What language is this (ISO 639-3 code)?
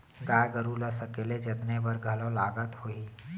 hne